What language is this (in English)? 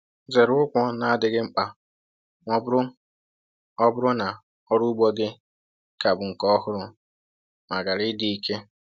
Igbo